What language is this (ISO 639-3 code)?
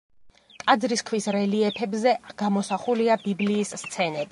kat